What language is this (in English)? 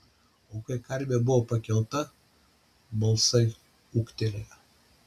Lithuanian